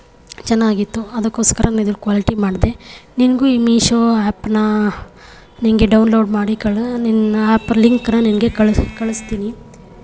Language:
Kannada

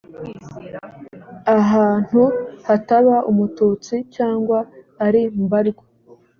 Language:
Kinyarwanda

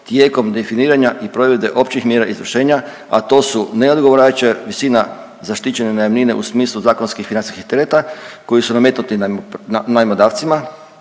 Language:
Croatian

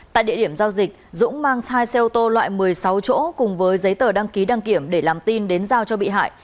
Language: Vietnamese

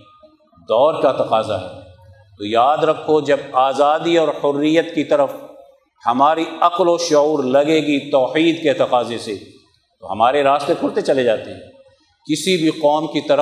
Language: Urdu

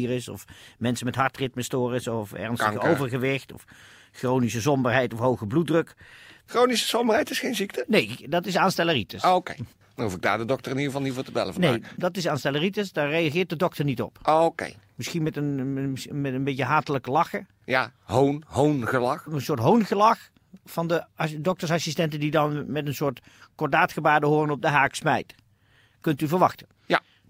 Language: Dutch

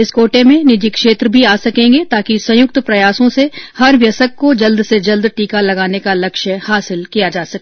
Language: Hindi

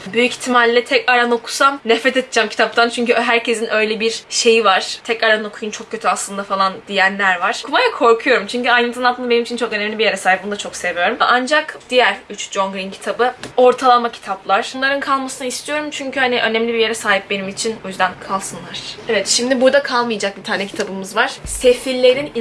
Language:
Turkish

